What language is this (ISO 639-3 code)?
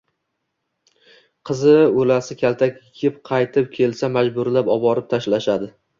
uzb